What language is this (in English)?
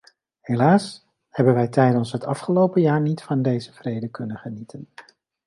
Dutch